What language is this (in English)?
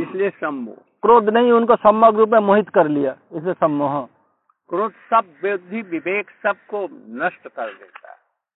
Hindi